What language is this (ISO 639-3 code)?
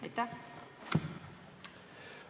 est